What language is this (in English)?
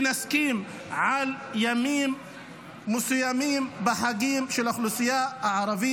Hebrew